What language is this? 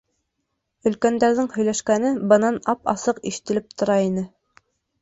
Bashkir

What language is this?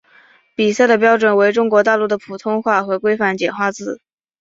Chinese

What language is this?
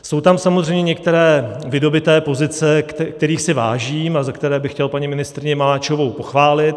Czech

